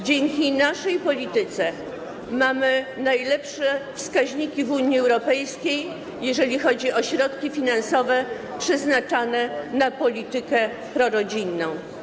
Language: Polish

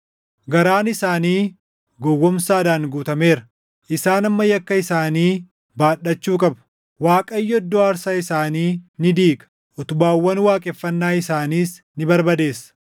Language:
Oromo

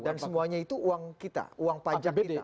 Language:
Indonesian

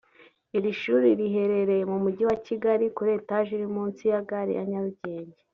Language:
Kinyarwanda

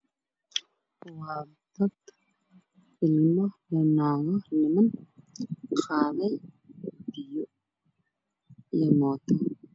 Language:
Somali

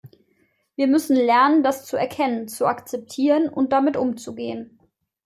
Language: German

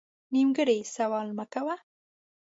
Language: Pashto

